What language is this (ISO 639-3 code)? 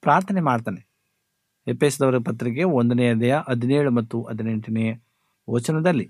kan